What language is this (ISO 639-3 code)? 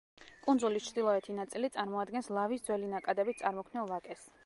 kat